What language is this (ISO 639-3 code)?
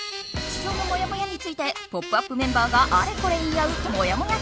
jpn